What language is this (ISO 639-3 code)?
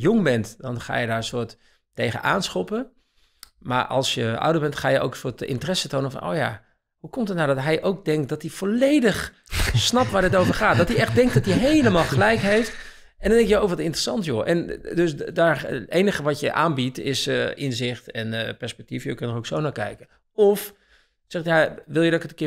nld